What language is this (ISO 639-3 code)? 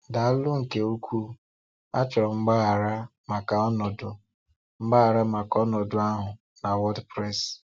ibo